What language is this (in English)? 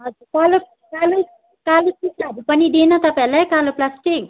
Nepali